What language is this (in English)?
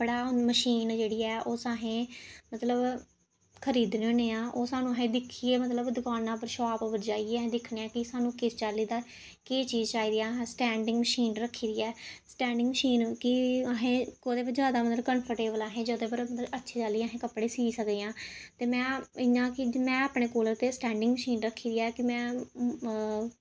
Dogri